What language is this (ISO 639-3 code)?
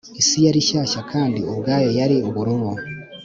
kin